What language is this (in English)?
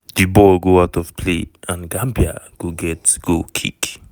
Nigerian Pidgin